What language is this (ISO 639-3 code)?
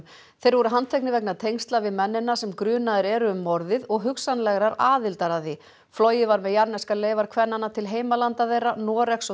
isl